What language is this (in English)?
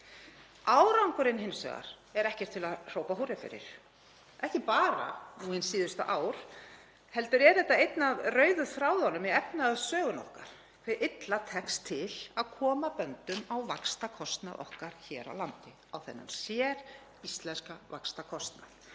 Icelandic